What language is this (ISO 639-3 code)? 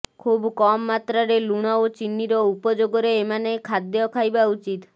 ori